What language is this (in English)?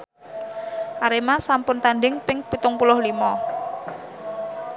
Javanese